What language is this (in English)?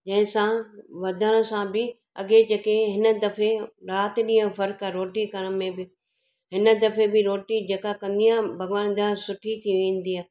Sindhi